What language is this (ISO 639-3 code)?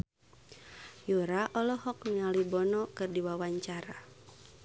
sun